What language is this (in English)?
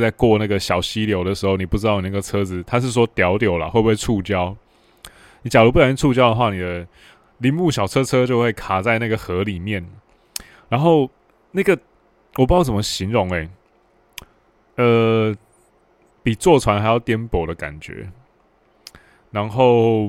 Chinese